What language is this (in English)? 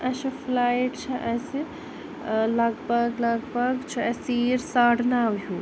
Kashmiri